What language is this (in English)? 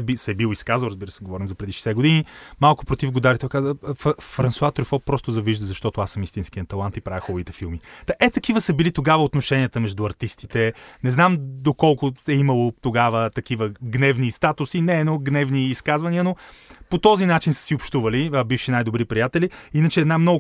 Bulgarian